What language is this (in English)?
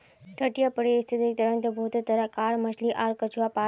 Magahi